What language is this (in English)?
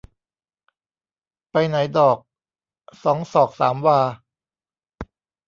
Thai